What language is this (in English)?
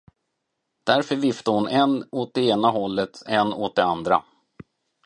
Swedish